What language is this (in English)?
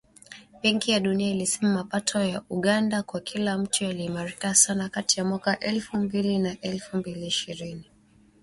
Swahili